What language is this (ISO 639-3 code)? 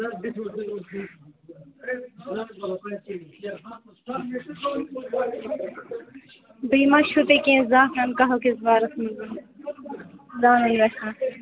kas